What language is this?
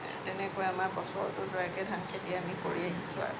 Assamese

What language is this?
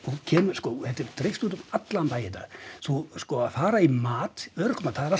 Icelandic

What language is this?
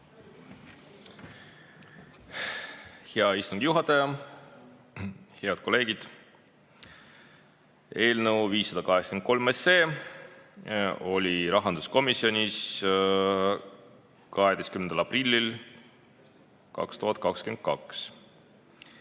Estonian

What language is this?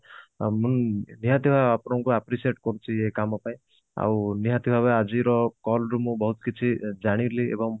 Odia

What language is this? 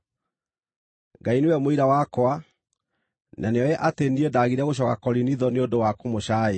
Kikuyu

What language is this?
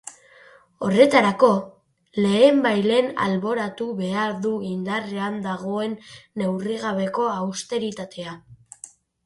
Basque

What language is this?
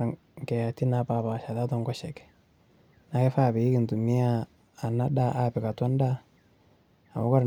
Masai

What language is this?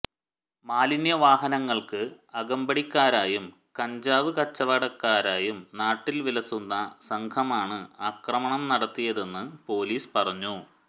Malayalam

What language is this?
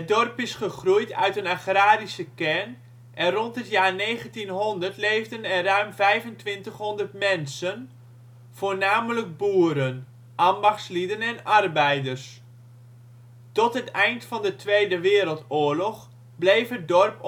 Dutch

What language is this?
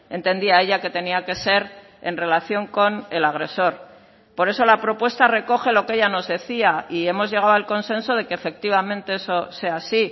Spanish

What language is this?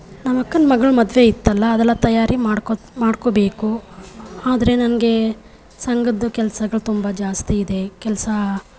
Kannada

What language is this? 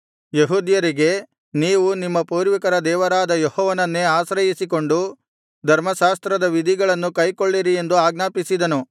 Kannada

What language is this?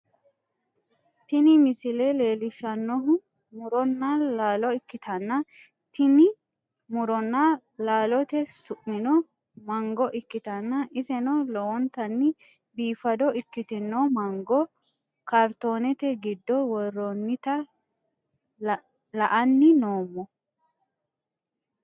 Sidamo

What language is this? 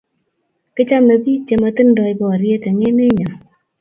Kalenjin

